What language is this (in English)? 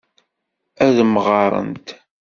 Kabyle